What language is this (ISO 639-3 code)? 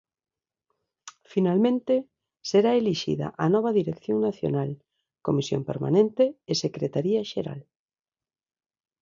glg